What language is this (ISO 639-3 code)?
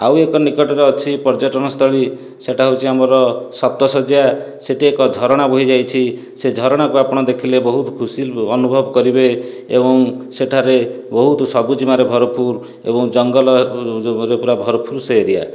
ori